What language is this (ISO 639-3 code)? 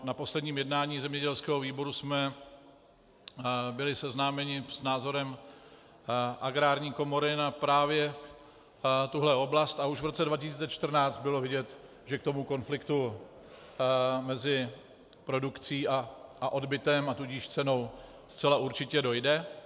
ces